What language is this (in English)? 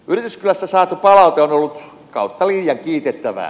Finnish